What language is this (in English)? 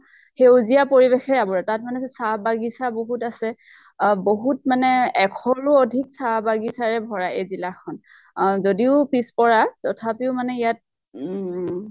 Assamese